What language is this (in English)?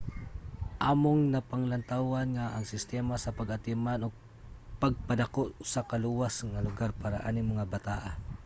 Cebuano